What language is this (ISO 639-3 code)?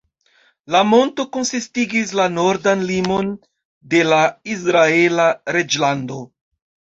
epo